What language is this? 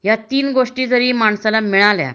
Marathi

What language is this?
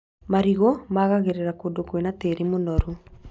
Kikuyu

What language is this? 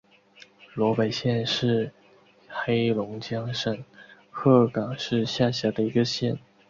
Chinese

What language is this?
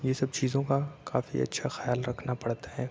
Urdu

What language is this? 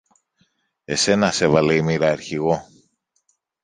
Greek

